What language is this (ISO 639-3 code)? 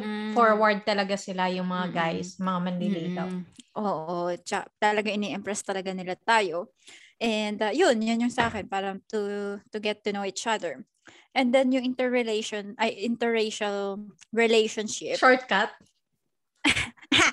fil